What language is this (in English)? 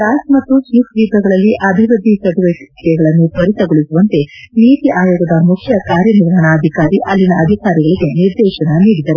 Kannada